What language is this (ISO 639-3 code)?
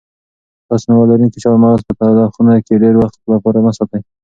pus